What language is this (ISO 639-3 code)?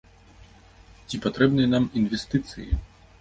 bel